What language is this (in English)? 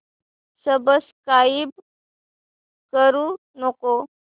Marathi